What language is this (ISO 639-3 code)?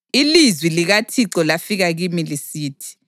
nde